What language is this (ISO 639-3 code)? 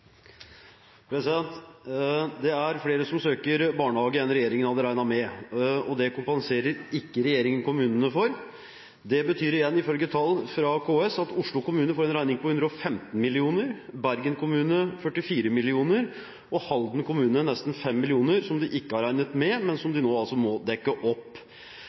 nob